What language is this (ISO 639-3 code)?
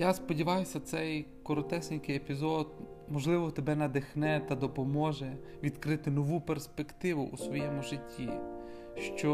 ukr